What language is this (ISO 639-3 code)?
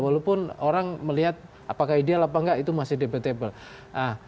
ind